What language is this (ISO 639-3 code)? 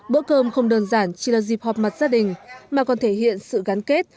vie